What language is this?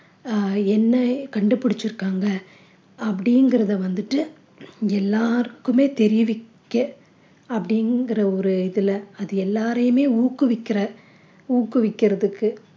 Tamil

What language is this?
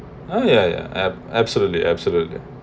English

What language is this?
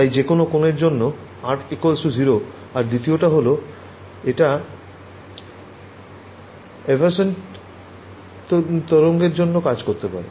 Bangla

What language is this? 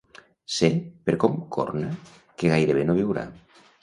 Catalan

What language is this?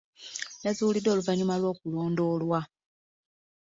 Ganda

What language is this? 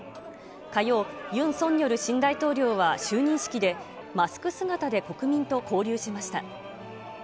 Japanese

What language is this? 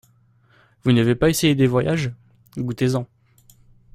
French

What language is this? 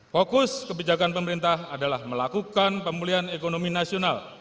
Indonesian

